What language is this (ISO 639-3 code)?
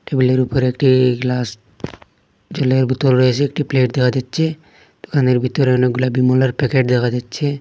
ben